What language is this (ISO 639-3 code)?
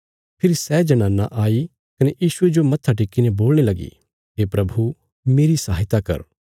kfs